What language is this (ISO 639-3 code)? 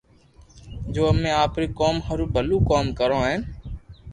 lrk